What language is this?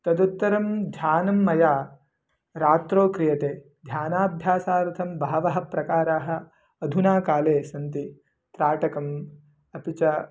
Sanskrit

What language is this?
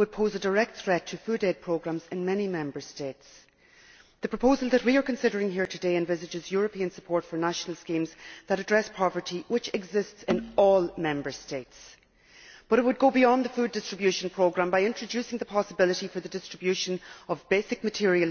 English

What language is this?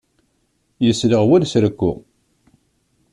Kabyle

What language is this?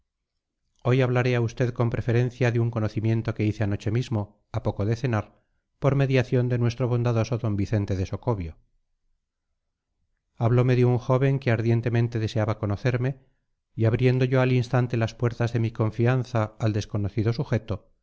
Spanish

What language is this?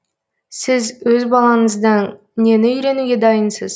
Kazakh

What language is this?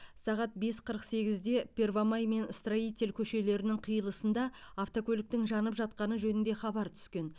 Kazakh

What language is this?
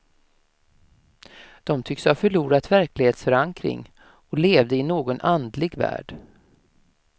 Swedish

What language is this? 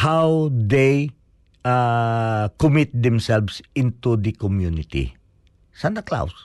Filipino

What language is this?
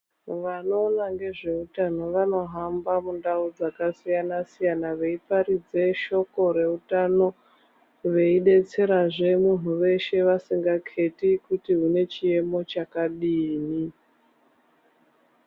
Ndau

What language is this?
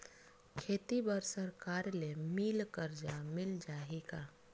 Chhattisgarhi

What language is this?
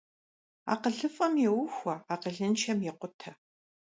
Kabardian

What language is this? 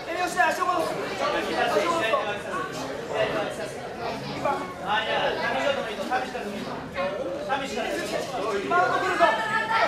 Japanese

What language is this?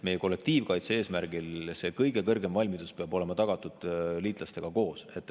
Estonian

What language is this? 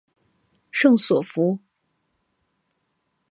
Chinese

